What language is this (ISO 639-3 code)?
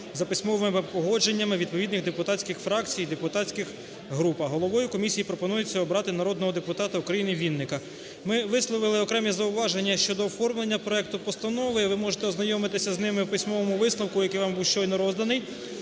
ukr